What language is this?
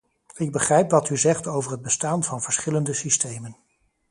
Dutch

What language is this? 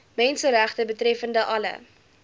Afrikaans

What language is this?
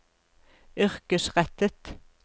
Norwegian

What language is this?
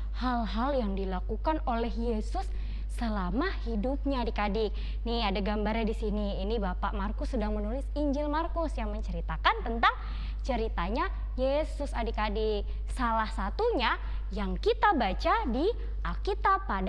Indonesian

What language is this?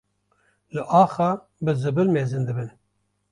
Kurdish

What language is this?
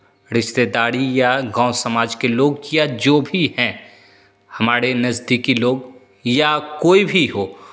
Hindi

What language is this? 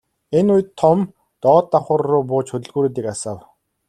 Mongolian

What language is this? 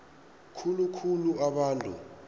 South Ndebele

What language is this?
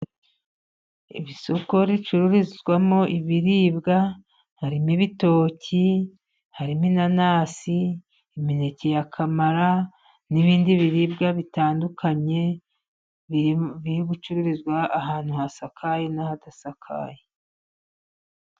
Kinyarwanda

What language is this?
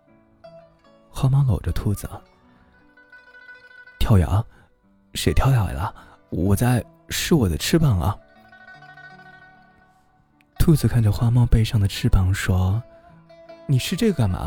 Chinese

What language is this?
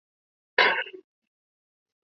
Chinese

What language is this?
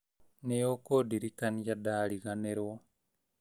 Kikuyu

